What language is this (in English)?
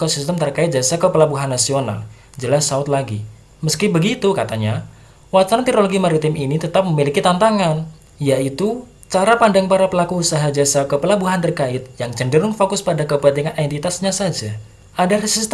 Indonesian